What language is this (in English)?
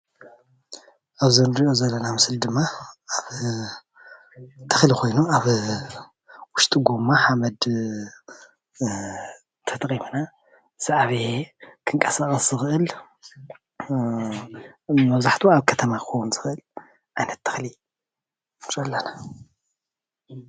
Tigrinya